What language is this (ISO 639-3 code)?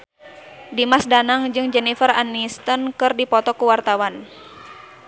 sun